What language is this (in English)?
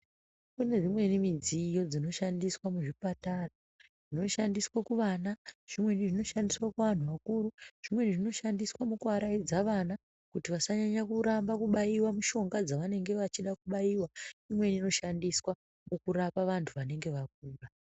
Ndau